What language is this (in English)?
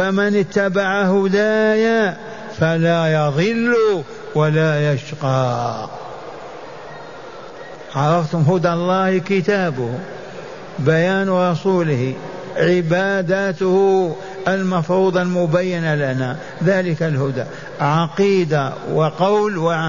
Arabic